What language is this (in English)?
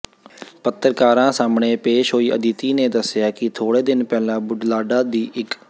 Punjabi